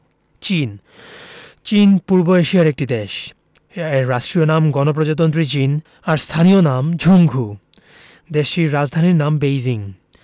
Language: Bangla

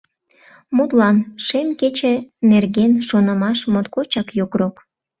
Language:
Mari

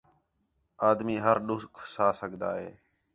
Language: Khetrani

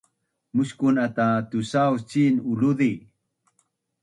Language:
Bunun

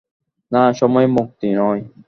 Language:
Bangla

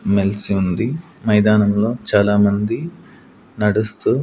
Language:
Telugu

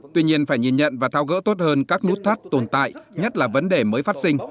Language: Vietnamese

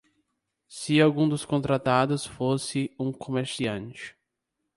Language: Portuguese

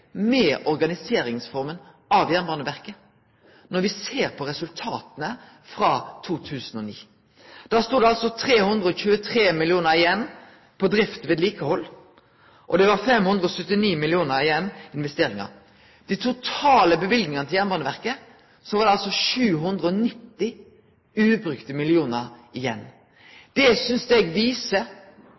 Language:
Norwegian Nynorsk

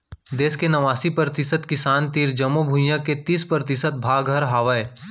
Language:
Chhattisgarhi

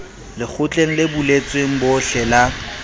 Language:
Southern Sotho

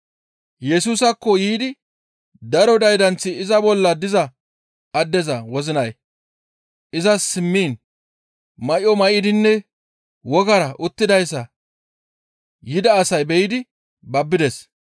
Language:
Gamo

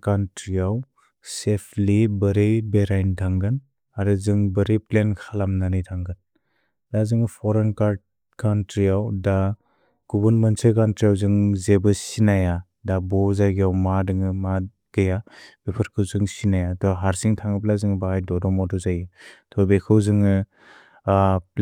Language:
Bodo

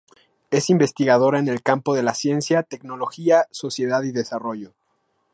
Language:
Spanish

